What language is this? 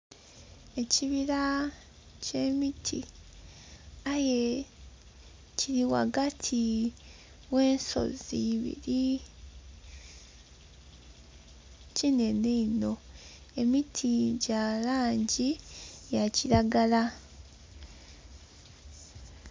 Soga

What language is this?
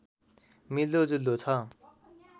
Nepali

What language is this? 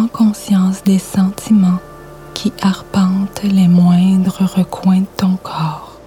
French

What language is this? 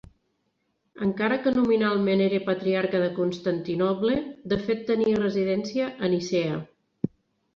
Catalan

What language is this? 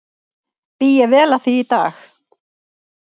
Icelandic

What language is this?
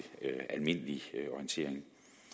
Danish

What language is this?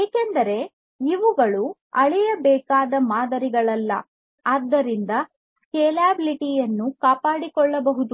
Kannada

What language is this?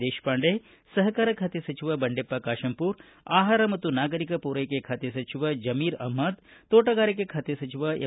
Kannada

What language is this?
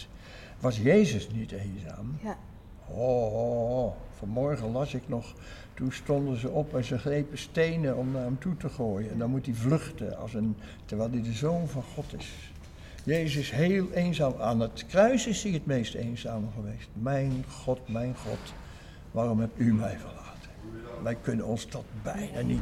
Dutch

